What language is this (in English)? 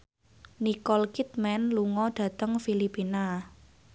Javanese